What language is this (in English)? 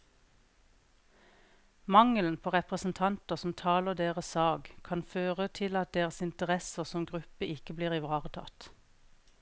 Norwegian